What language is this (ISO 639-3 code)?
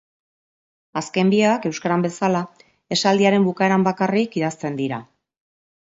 eus